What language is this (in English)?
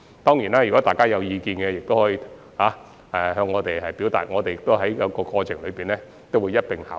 Cantonese